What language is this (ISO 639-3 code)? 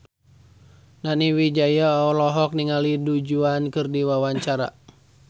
sun